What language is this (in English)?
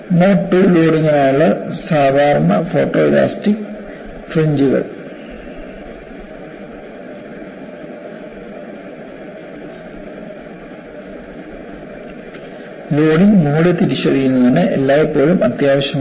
Malayalam